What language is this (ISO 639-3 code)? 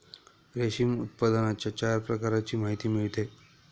mar